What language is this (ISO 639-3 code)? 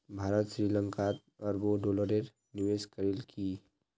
mag